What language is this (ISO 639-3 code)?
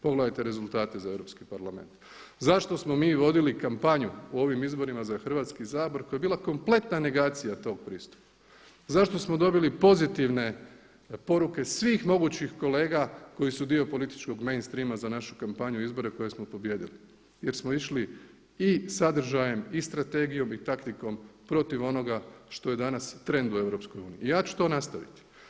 hrv